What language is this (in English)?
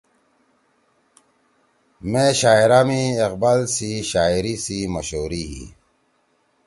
Torwali